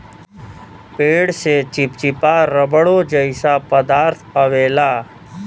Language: Bhojpuri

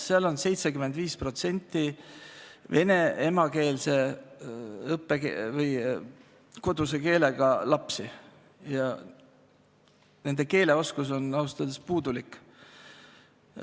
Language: Estonian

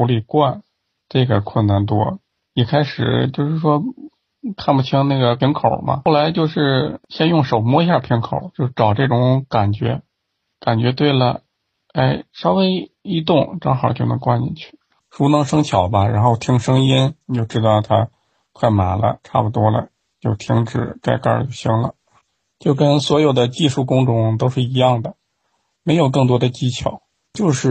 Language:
Chinese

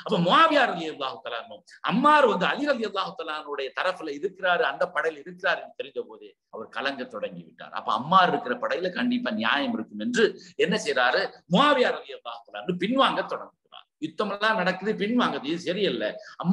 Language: Arabic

